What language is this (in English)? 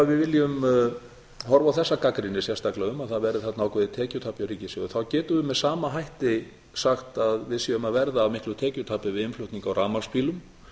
Icelandic